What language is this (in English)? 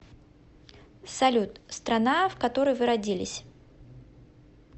Russian